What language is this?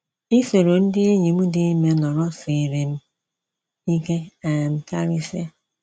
Igbo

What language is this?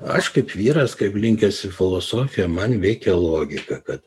Lithuanian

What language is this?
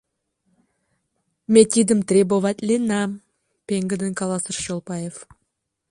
Mari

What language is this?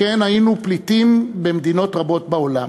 Hebrew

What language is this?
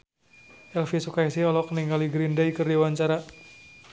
Sundanese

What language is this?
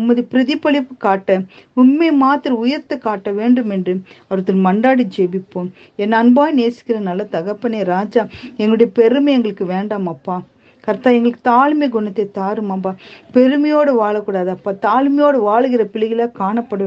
Tamil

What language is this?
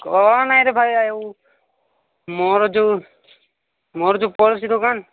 Odia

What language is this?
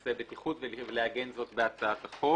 Hebrew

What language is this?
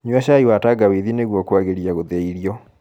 Kikuyu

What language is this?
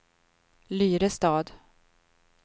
Swedish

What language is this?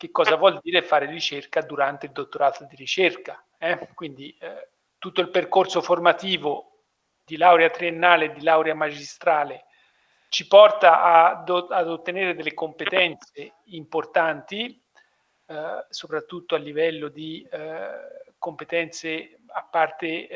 Italian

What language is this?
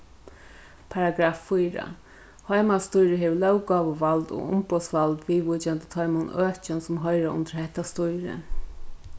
Faroese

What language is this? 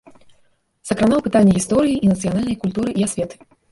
Belarusian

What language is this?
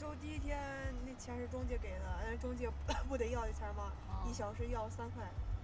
Chinese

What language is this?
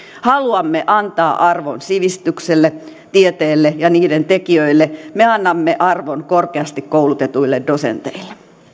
Finnish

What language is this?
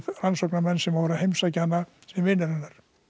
Icelandic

